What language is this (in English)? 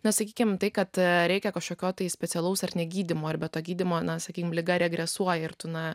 Lithuanian